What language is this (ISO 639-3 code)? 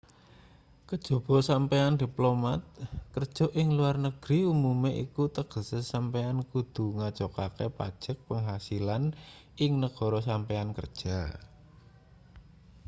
jav